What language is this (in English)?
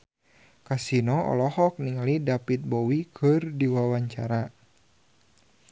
Sundanese